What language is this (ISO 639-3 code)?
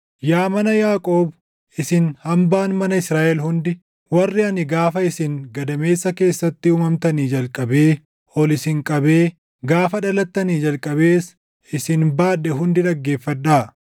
orm